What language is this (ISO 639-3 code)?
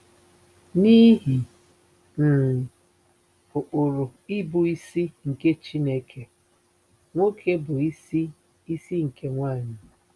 ibo